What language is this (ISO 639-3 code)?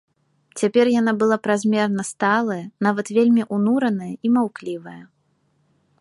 bel